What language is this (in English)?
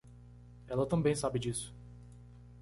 Portuguese